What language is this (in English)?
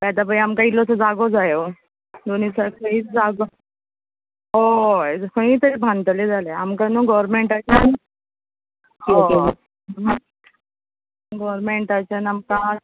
Konkani